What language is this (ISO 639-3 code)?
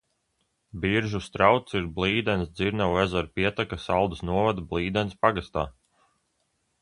lav